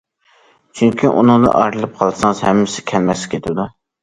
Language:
Uyghur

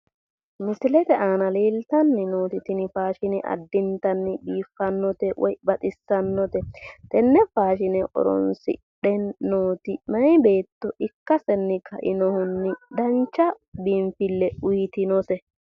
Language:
Sidamo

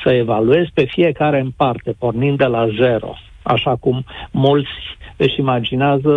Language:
Romanian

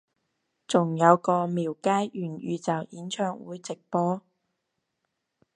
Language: Cantonese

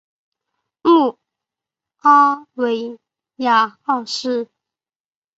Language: Chinese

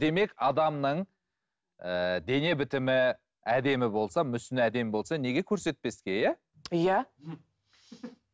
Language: Kazakh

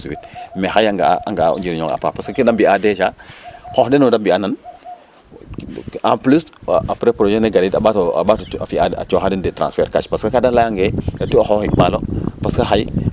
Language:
Serer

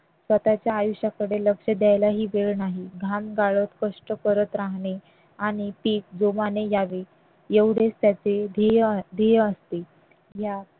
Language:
Marathi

